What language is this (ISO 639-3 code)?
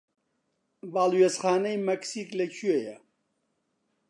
ckb